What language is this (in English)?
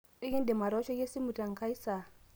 Masai